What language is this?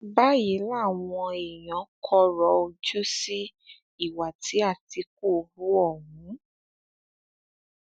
Yoruba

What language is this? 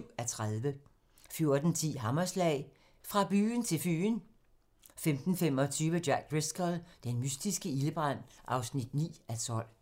Danish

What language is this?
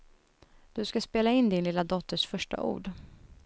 Swedish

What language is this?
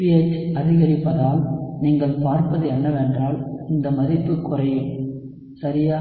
Tamil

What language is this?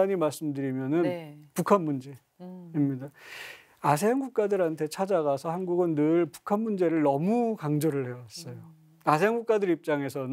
Korean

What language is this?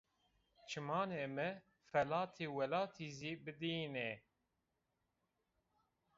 Zaza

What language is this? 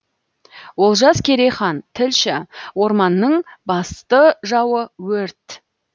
Kazakh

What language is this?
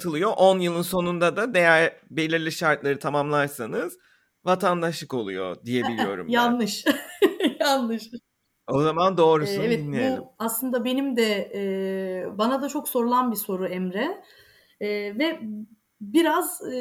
Turkish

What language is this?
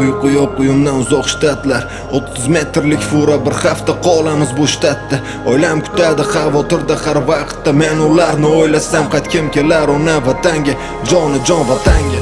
Arabic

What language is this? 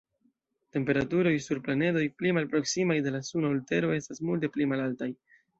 Esperanto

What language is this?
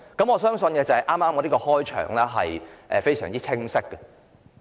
Cantonese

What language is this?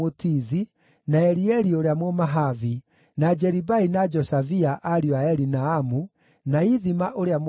Kikuyu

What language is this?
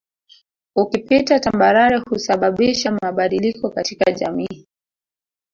Swahili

